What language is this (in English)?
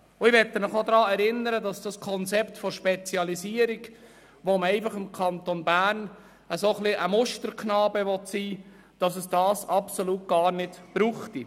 Swiss German